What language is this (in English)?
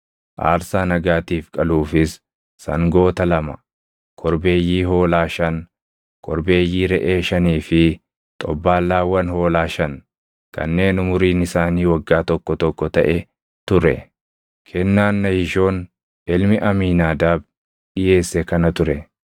Oromo